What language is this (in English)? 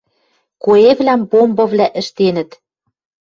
Western Mari